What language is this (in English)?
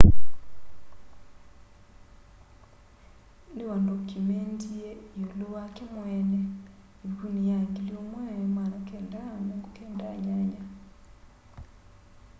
Kamba